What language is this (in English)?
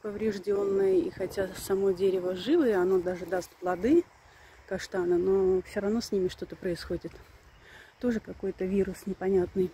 Russian